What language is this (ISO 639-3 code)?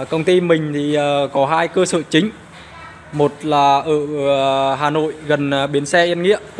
vie